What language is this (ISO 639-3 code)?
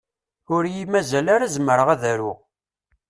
kab